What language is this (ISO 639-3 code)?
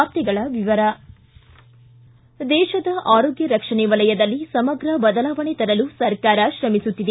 kan